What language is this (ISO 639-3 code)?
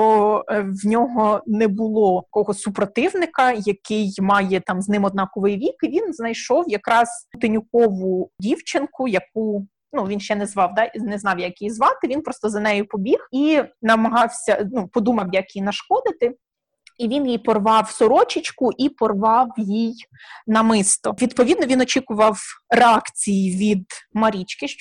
ukr